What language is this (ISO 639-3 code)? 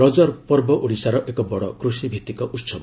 ori